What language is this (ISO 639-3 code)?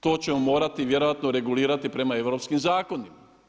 hrv